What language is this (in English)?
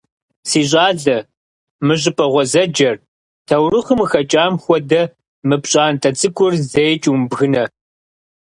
Kabardian